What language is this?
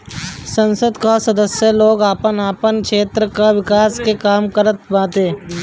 Bhojpuri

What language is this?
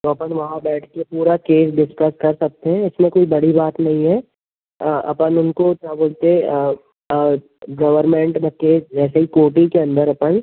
Hindi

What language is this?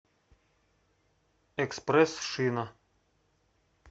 Russian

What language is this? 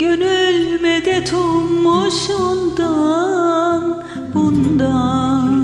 Turkish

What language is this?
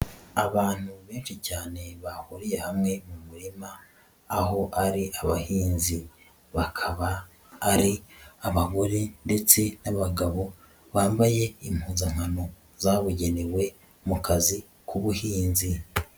Kinyarwanda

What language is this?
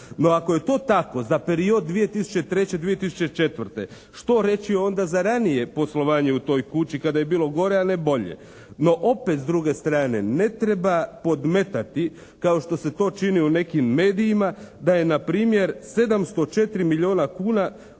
Croatian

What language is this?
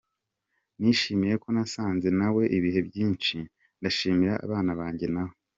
Kinyarwanda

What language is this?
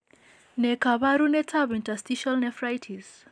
Kalenjin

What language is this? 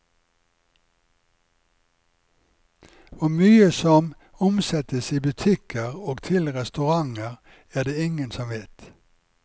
Norwegian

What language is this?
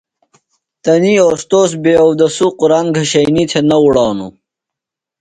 Phalura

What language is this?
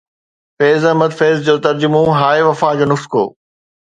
Sindhi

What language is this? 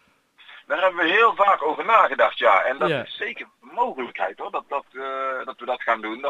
Dutch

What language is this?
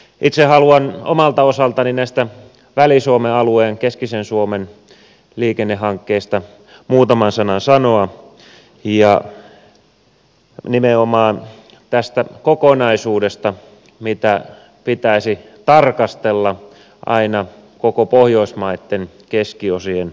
Finnish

